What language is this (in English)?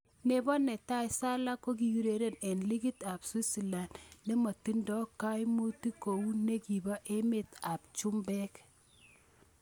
Kalenjin